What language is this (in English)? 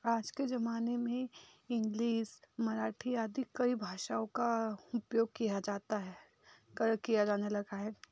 Hindi